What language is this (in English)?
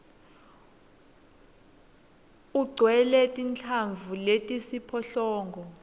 Swati